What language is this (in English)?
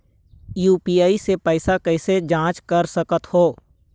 Chhattisgarhi